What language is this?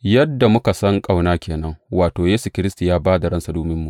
Hausa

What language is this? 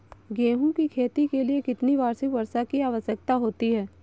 Hindi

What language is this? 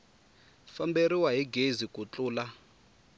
Tsonga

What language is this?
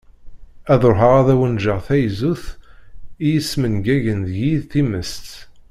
Kabyle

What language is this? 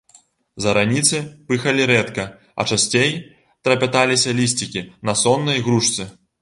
Belarusian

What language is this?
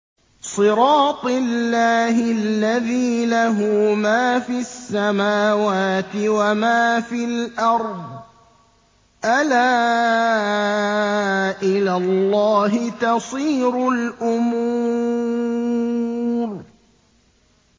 Arabic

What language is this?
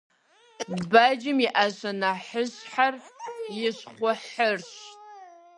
Kabardian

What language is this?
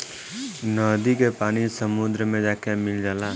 Bhojpuri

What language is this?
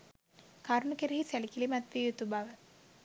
Sinhala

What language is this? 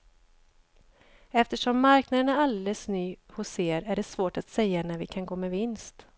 Swedish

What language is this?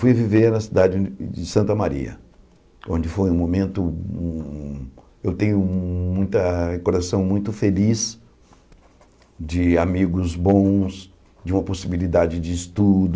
Portuguese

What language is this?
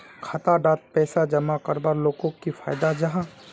Magahi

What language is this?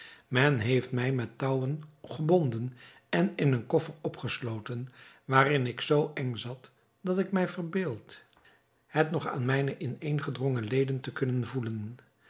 Dutch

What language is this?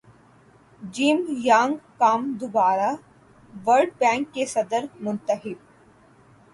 Urdu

